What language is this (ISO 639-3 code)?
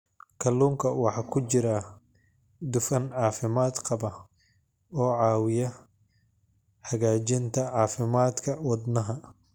som